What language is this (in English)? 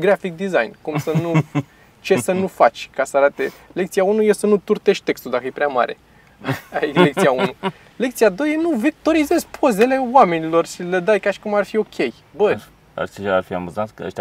Romanian